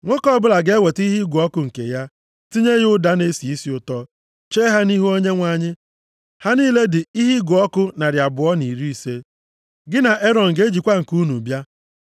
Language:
Igbo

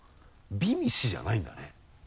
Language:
Japanese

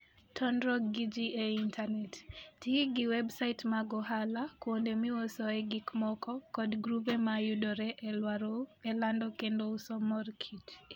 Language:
Luo (Kenya and Tanzania)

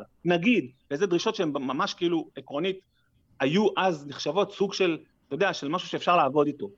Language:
Hebrew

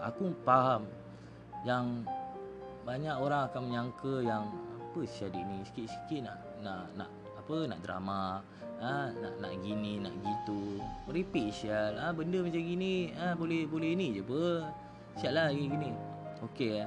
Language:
Malay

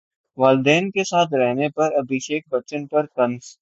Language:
Urdu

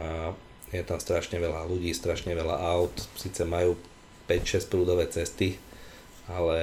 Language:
Slovak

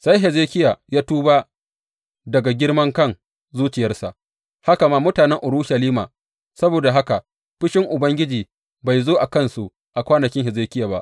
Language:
Hausa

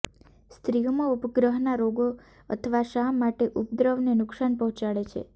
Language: Gujarati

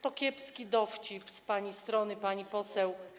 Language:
Polish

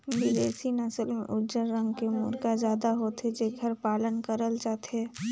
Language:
Chhattisgarhi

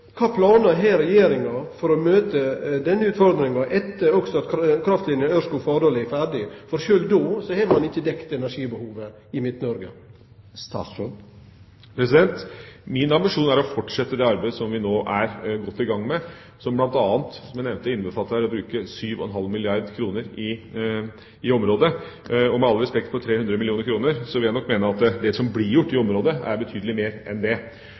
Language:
Norwegian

